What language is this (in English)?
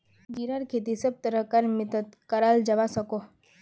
Magahi